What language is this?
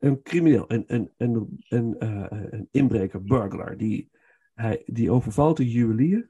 Dutch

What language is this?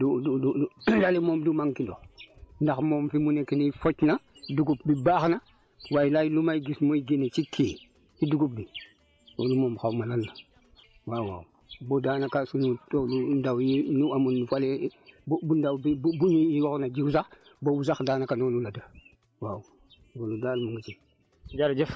Wolof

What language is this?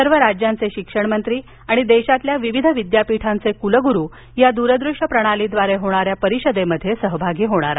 Marathi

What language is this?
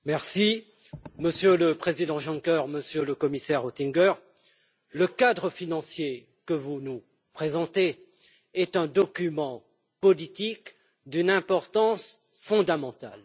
French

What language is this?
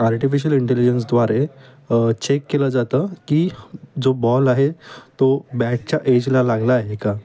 Marathi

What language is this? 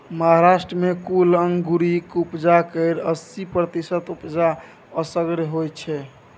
Maithili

